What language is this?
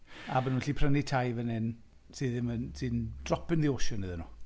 Welsh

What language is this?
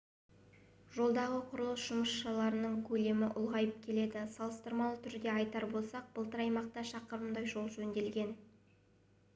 Kazakh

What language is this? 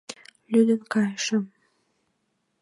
Mari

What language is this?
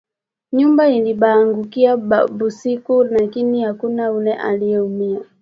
Swahili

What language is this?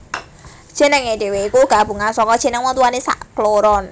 Javanese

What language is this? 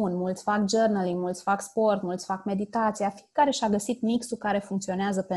Romanian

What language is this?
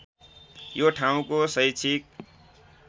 Nepali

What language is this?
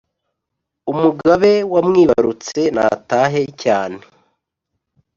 Kinyarwanda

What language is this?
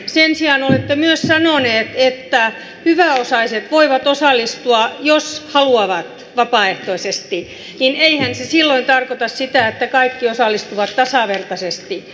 Finnish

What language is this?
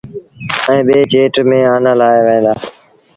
Sindhi Bhil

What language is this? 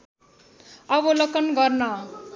Nepali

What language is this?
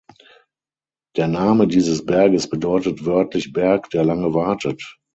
German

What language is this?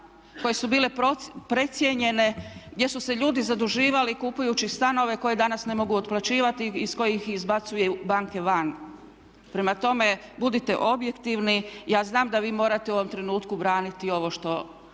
Croatian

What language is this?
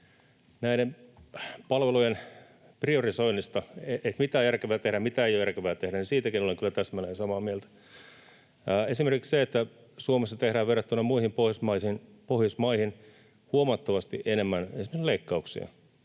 Finnish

